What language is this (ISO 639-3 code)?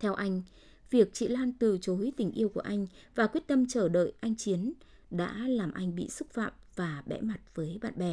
vie